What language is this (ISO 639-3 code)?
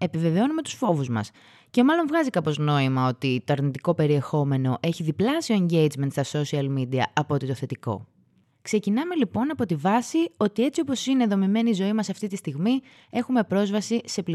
ell